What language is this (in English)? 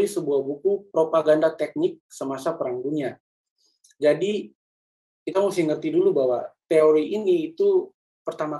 Indonesian